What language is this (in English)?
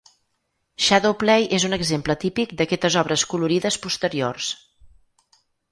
Catalan